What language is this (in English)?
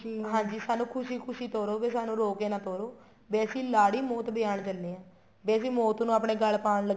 Punjabi